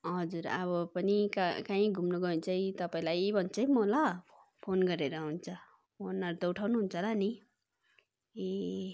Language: Nepali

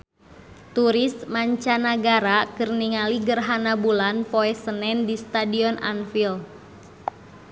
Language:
Sundanese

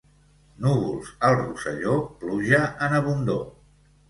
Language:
Catalan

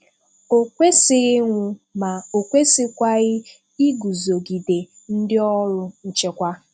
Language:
Igbo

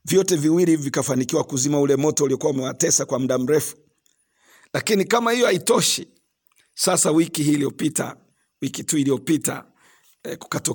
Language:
Swahili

